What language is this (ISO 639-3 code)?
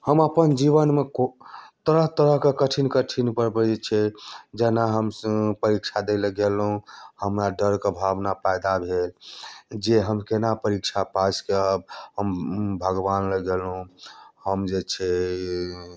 mai